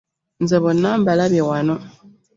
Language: Ganda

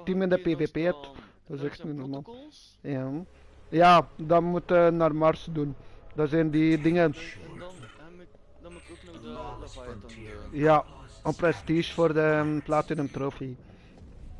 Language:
Dutch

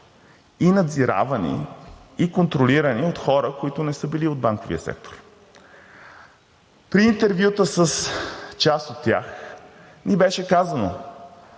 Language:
Bulgarian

